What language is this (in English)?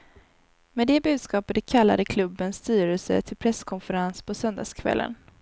Swedish